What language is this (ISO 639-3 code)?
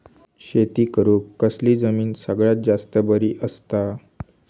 mar